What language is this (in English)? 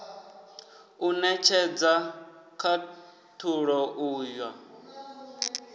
Venda